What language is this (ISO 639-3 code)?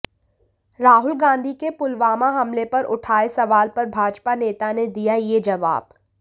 hin